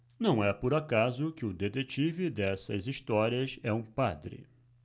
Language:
Portuguese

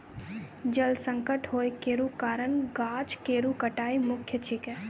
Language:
Maithili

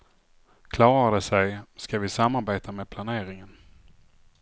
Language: Swedish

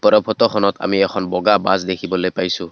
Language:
Assamese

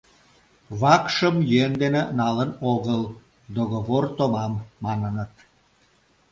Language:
Mari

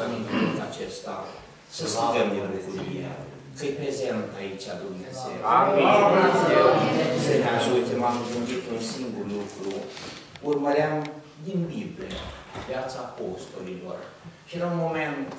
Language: Romanian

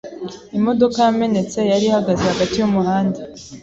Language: Kinyarwanda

